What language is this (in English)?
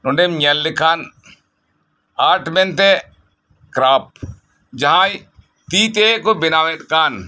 Santali